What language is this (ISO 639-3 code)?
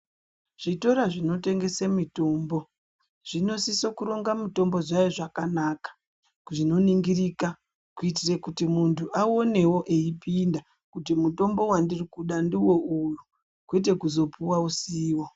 ndc